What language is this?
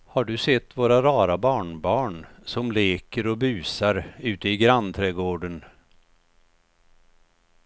Swedish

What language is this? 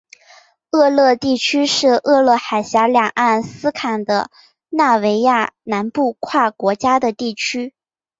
Chinese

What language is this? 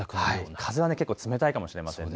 Japanese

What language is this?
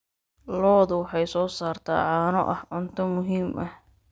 Somali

